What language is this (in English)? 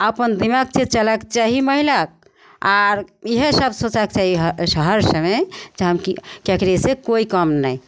Maithili